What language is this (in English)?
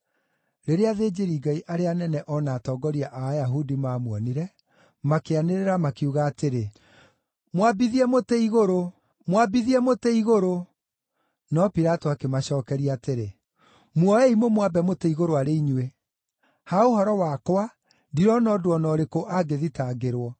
Kikuyu